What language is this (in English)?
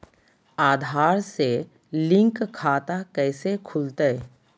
Magahi